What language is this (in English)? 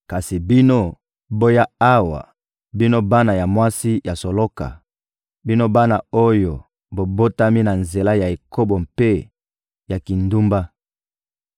Lingala